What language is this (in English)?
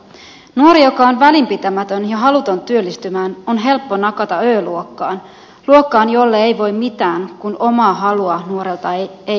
Finnish